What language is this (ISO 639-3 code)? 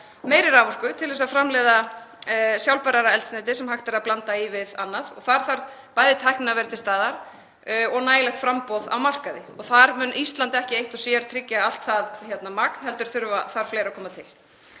isl